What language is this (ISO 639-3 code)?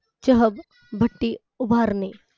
mar